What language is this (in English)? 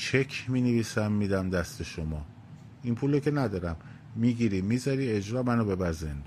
Persian